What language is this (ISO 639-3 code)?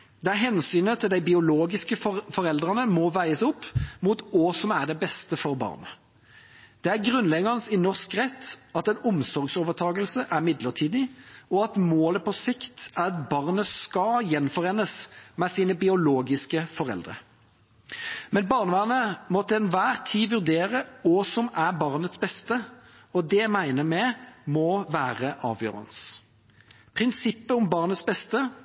nob